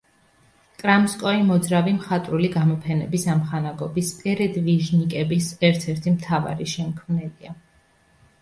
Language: Georgian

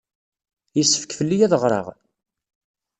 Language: Kabyle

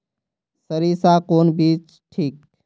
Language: Magahi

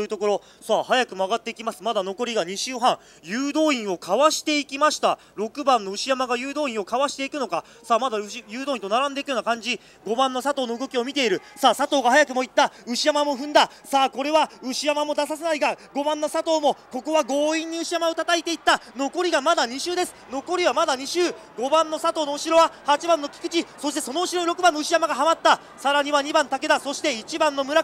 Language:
Japanese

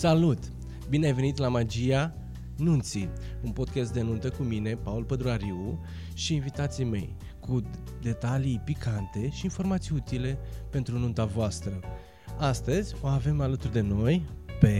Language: Romanian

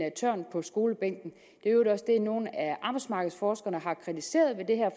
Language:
Danish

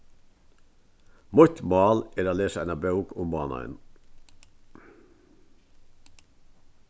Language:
Faroese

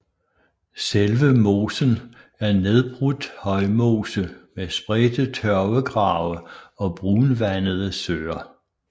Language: Danish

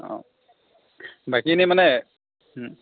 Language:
Assamese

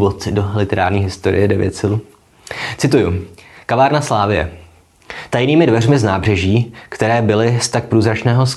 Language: Czech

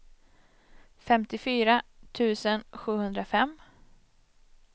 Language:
Swedish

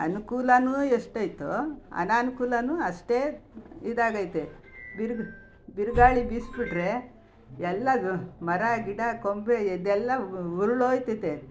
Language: Kannada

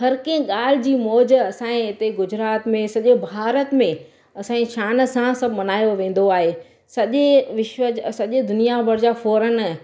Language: Sindhi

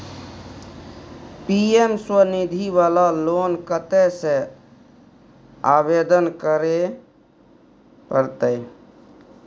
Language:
Maithili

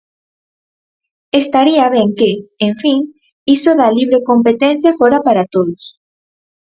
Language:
Galician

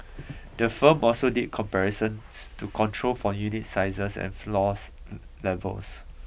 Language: English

